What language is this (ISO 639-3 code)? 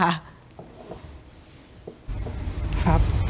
tha